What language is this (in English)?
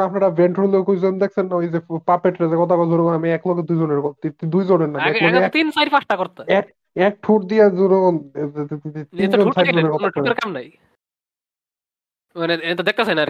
Bangla